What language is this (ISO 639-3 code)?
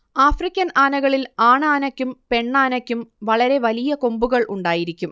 mal